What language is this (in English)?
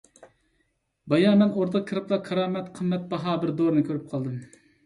Uyghur